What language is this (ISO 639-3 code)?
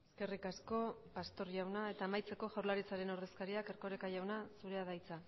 eus